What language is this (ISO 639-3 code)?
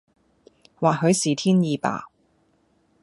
yue